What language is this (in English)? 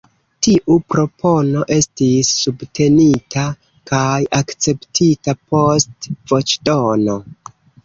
Esperanto